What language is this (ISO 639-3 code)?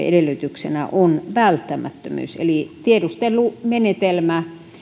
fin